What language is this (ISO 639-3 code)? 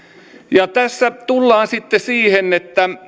fin